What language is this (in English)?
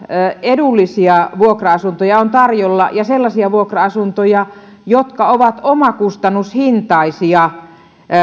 Finnish